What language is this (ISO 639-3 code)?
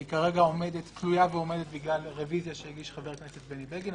heb